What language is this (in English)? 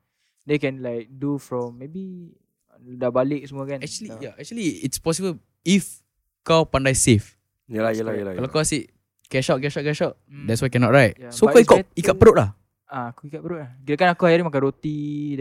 Malay